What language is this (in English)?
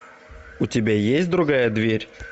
Russian